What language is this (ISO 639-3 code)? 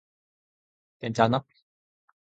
kor